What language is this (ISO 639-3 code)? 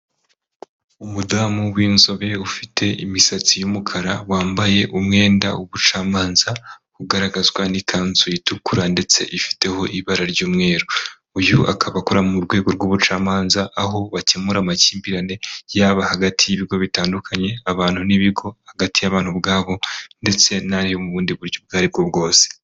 kin